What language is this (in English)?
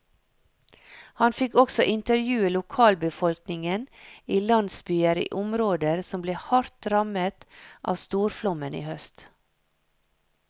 Norwegian